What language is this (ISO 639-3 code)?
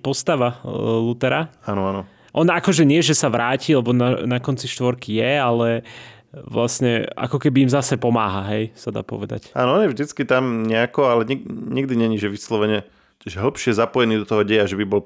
slk